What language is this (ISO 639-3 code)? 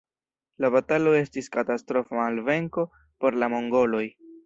epo